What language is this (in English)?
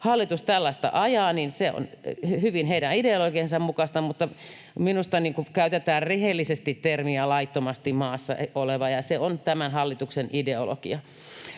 Finnish